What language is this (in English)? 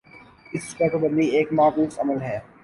Urdu